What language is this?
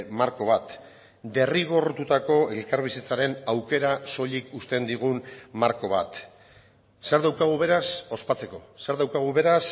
Basque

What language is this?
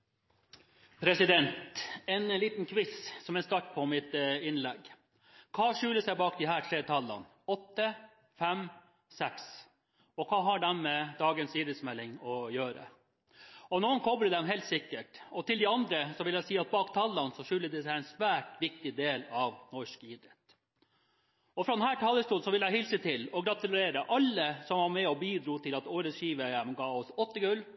Norwegian Bokmål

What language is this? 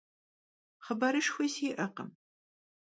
Kabardian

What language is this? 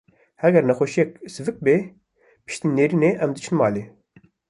Kurdish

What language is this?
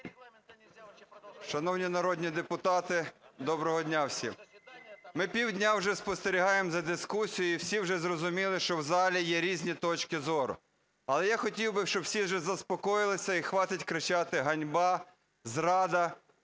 Ukrainian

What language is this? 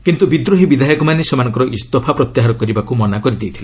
Odia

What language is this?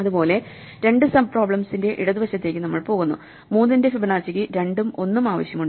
Malayalam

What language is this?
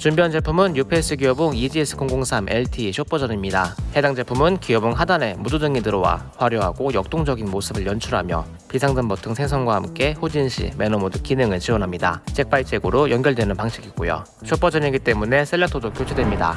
Korean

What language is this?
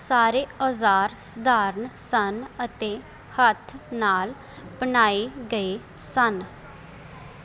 Punjabi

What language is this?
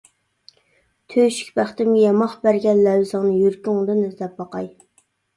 Uyghur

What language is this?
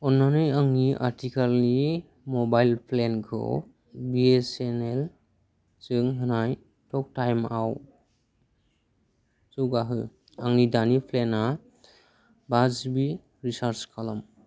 Bodo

